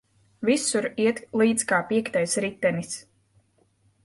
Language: Latvian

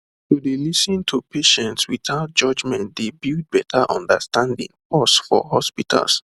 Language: Nigerian Pidgin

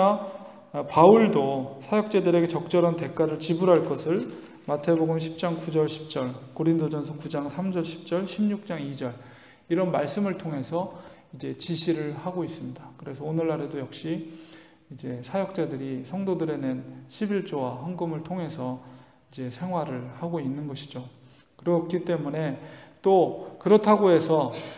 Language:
Korean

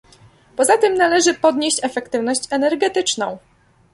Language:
Polish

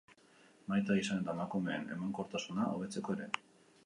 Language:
Basque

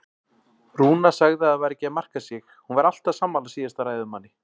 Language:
Icelandic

